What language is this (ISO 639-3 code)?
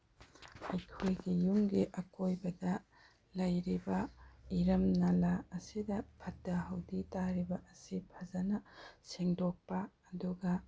mni